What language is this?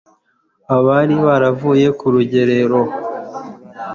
Kinyarwanda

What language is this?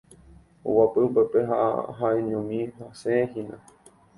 Guarani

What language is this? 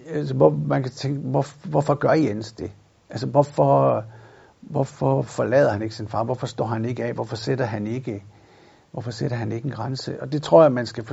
Danish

